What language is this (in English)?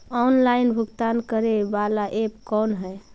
Magahi